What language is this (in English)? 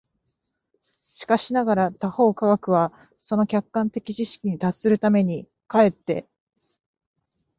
Japanese